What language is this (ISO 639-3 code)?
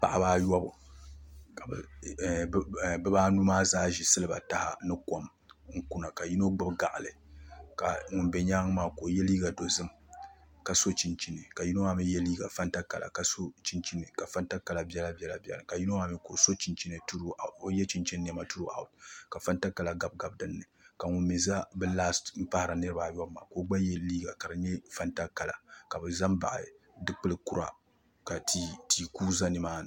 dag